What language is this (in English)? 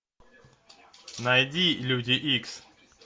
Russian